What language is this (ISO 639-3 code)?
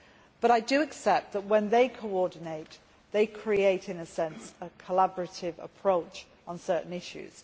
eng